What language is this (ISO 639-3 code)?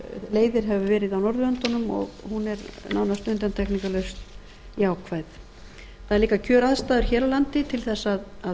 isl